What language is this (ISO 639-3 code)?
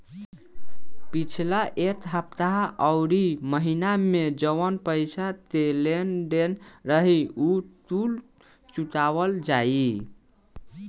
bho